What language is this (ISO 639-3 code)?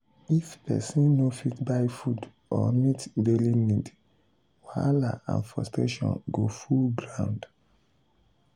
pcm